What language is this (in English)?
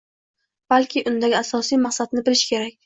Uzbek